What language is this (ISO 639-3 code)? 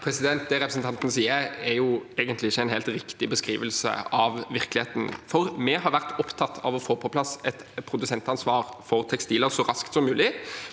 nor